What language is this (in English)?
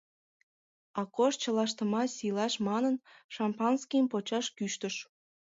Mari